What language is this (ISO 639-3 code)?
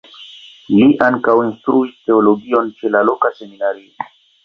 epo